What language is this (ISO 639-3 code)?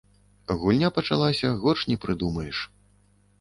bel